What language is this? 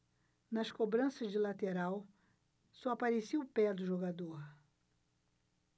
Portuguese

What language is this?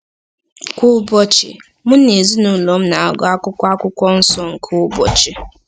Igbo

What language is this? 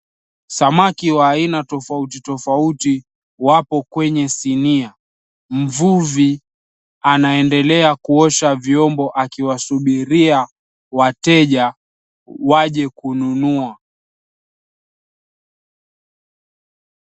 Swahili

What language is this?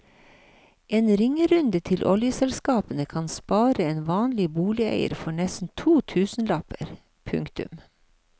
Norwegian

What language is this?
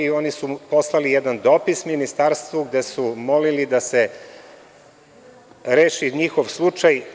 Serbian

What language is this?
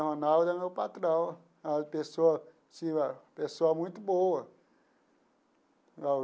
Portuguese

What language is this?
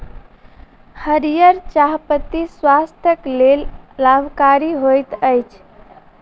Maithili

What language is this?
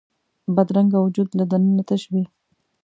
Pashto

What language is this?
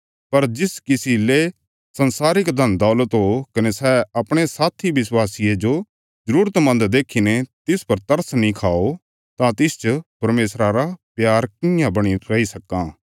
Bilaspuri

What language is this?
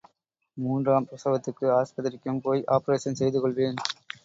Tamil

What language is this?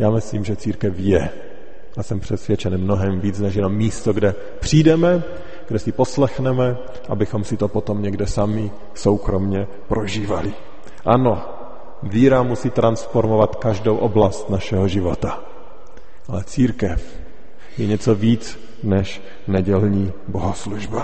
Czech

